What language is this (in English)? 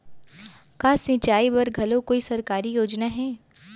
Chhattisgarhi